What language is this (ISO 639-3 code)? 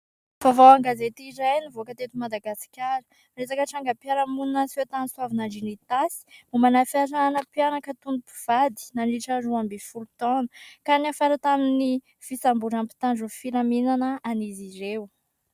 mlg